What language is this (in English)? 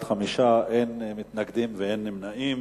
Hebrew